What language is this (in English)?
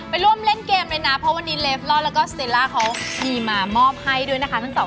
Thai